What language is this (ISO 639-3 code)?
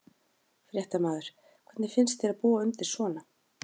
isl